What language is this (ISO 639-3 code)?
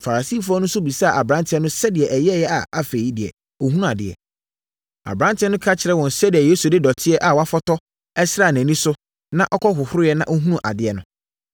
aka